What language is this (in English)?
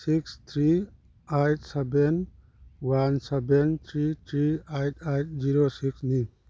Manipuri